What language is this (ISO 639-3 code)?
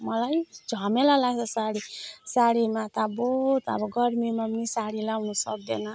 nep